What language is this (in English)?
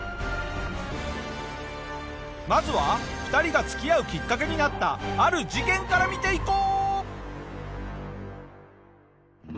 Japanese